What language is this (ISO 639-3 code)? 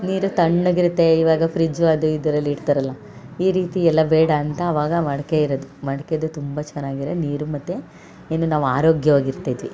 kan